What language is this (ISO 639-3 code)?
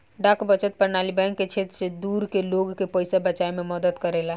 bho